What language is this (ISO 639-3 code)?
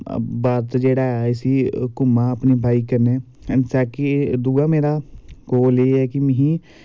doi